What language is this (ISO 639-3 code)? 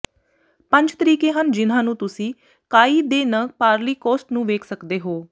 pan